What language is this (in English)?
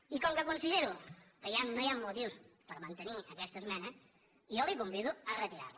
Catalan